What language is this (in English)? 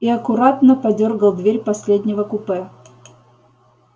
Russian